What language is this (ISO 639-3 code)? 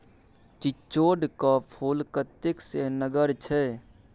mai